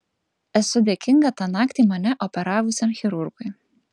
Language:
Lithuanian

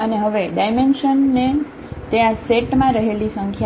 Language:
Gujarati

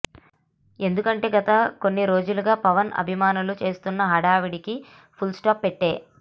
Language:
Telugu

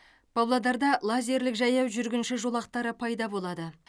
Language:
Kazakh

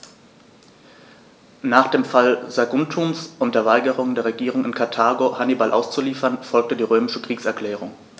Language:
German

